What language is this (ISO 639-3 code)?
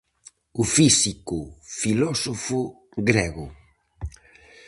glg